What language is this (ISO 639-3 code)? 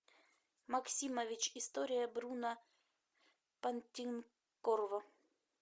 rus